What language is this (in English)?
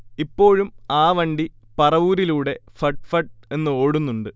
Malayalam